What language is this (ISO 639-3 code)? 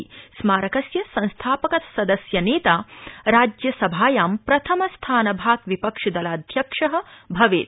san